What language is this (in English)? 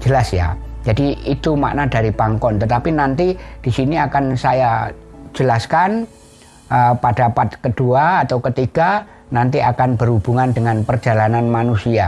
Indonesian